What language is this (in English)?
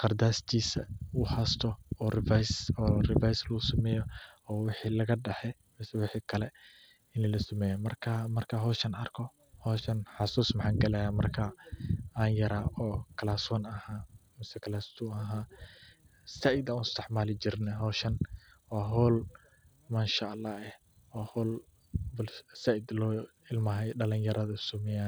Somali